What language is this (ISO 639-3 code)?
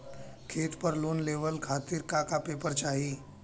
bho